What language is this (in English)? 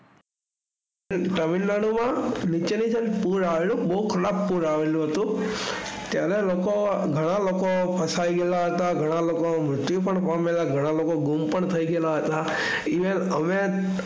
Gujarati